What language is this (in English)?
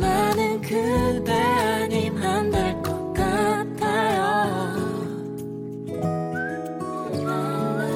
Korean